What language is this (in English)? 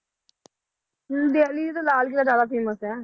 Punjabi